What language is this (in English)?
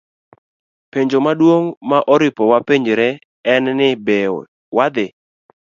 Luo (Kenya and Tanzania)